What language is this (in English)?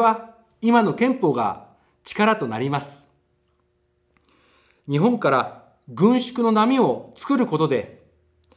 Japanese